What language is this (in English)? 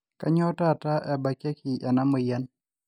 Masai